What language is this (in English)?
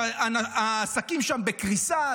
Hebrew